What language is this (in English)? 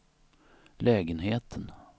Swedish